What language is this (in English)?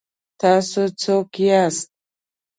Pashto